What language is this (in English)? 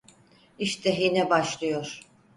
Turkish